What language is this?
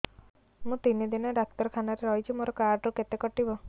Odia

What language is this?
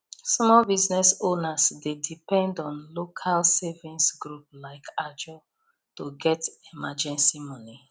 Nigerian Pidgin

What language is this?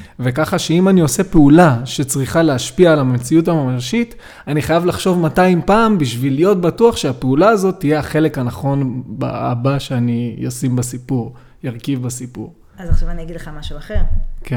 Hebrew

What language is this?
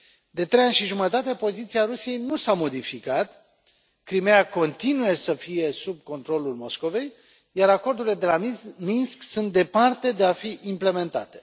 Romanian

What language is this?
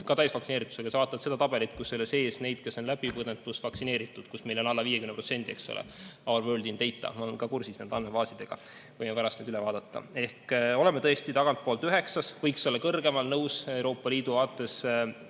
Estonian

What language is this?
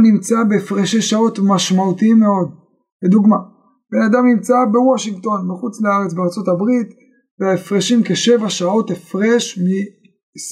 Hebrew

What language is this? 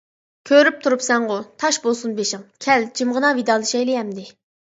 Uyghur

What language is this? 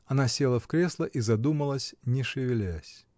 Russian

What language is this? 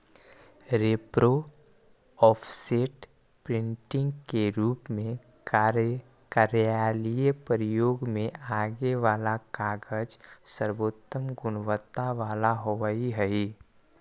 Magahi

